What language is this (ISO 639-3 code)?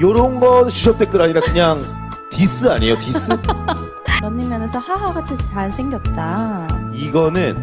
kor